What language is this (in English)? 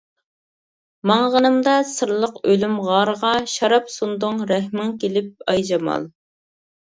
Uyghur